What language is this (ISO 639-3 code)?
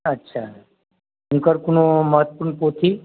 mai